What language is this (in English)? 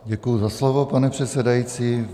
Czech